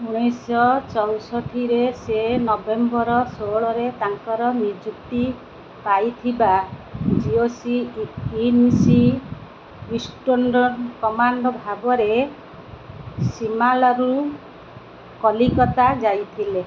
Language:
Odia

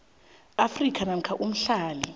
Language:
South Ndebele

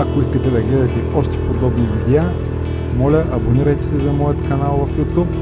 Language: Bulgarian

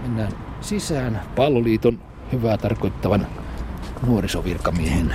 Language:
Finnish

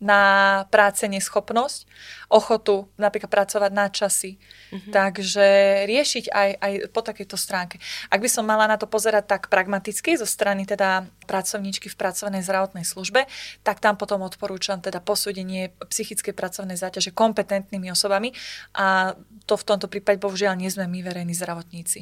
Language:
Slovak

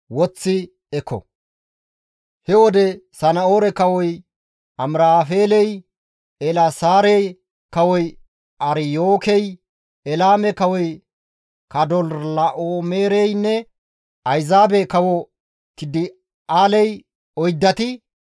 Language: Gamo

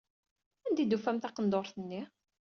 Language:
Kabyle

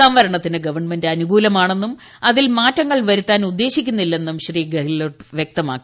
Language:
Malayalam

